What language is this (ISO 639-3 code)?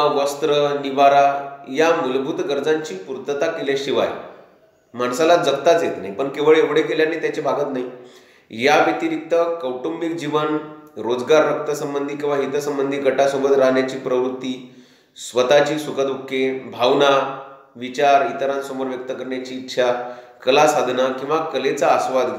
hin